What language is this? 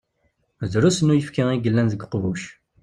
Kabyle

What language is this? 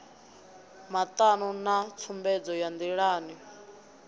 Venda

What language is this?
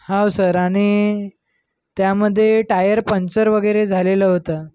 Marathi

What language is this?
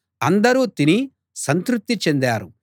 Telugu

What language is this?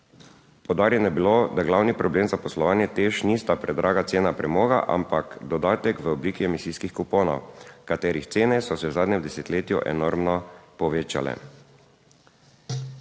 Slovenian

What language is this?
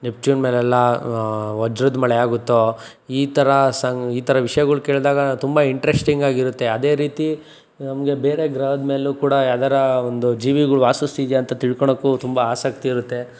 Kannada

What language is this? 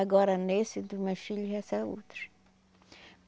Portuguese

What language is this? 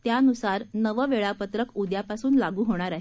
Marathi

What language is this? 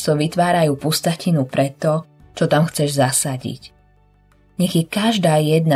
Slovak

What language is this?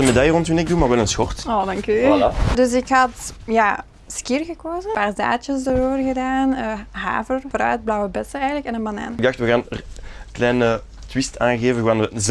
Dutch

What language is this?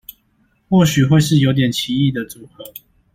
Chinese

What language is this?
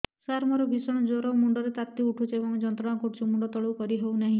Odia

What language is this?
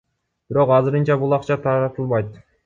Kyrgyz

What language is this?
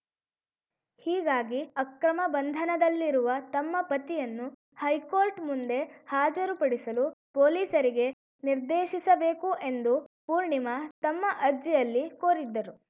Kannada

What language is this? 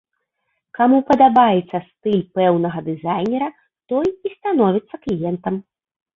Belarusian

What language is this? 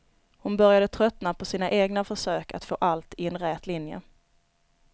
Swedish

